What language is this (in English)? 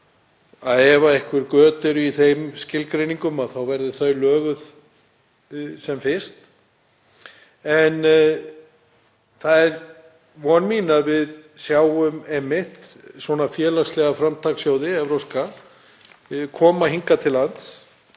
Icelandic